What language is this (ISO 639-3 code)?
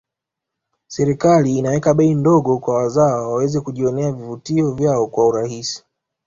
swa